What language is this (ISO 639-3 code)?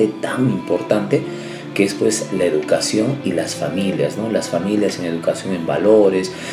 spa